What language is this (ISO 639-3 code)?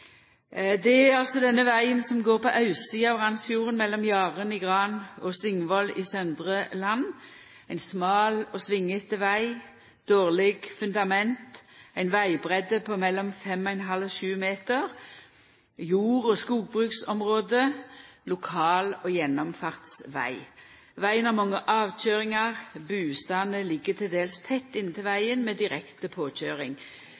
nno